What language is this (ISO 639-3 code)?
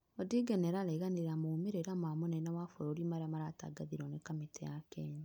kik